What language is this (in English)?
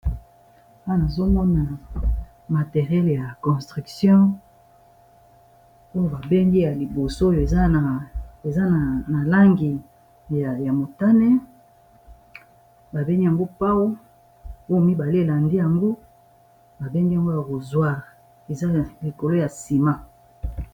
Lingala